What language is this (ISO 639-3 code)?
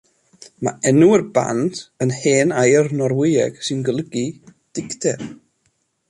cym